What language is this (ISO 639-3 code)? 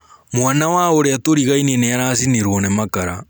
kik